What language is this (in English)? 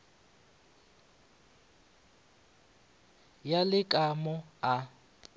Northern Sotho